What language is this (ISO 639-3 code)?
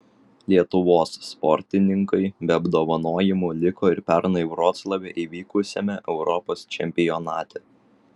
lit